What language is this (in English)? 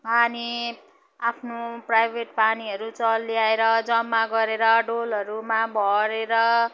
Nepali